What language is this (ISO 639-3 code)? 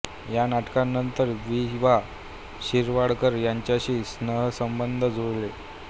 mar